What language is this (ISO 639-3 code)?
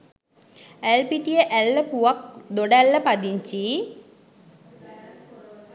sin